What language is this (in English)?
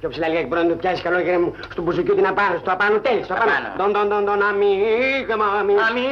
Greek